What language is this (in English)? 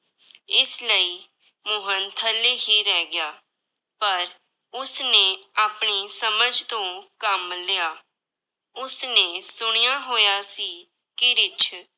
Punjabi